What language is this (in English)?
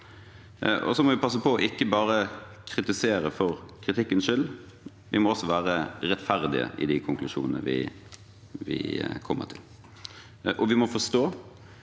Norwegian